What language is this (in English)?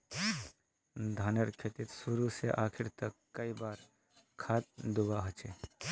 Magahi